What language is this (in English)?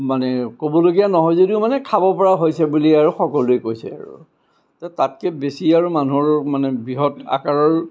Assamese